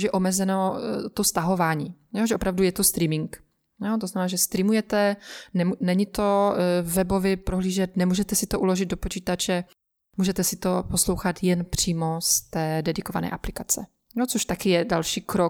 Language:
Czech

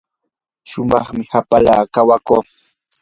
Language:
Yanahuanca Pasco Quechua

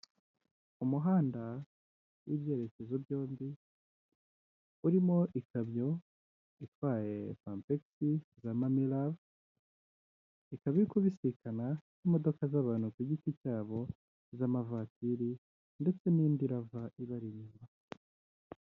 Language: Kinyarwanda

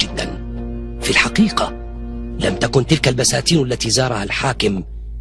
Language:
Arabic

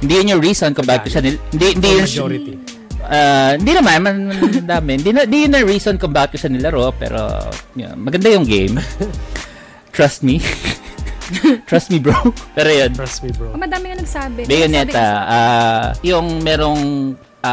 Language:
Filipino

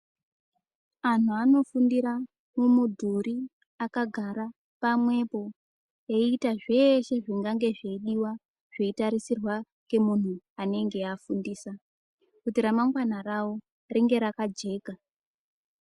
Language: Ndau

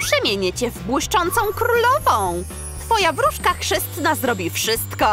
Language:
Polish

